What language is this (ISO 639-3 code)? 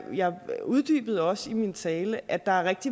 dan